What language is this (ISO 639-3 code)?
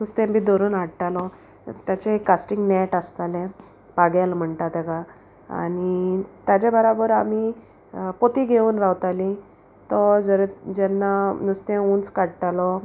kok